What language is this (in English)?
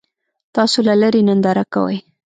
Pashto